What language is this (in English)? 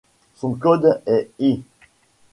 French